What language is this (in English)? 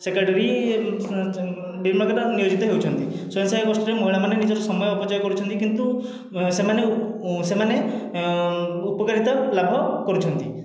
Odia